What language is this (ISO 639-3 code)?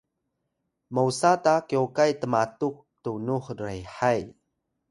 tay